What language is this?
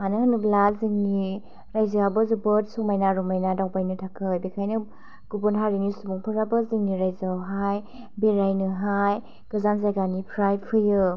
Bodo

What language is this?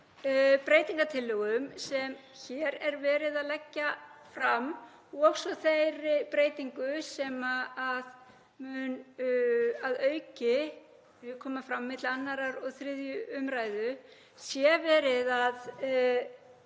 Icelandic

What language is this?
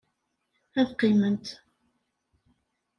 Kabyle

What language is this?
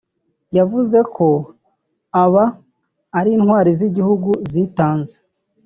Kinyarwanda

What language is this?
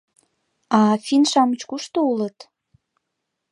Mari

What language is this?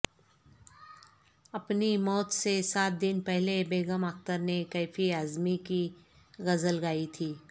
Urdu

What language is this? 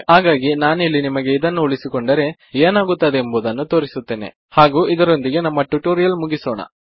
Kannada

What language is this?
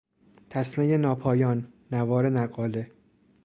Persian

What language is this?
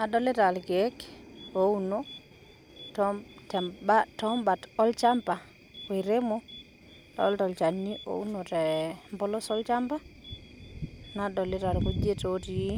Masai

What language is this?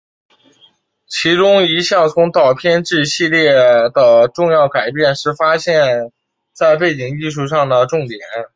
Chinese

